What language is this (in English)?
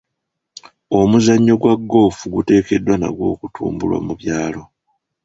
Ganda